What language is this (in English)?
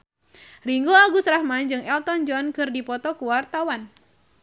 Sundanese